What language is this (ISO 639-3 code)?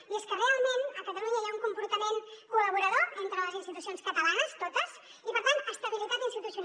cat